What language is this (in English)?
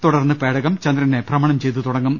Malayalam